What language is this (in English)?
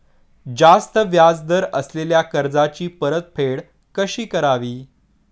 Marathi